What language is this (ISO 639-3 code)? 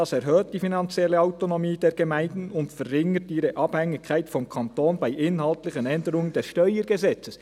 gsw